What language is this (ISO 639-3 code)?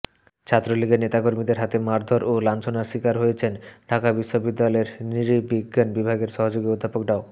ben